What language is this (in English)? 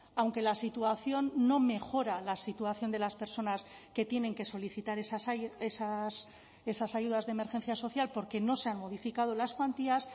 Spanish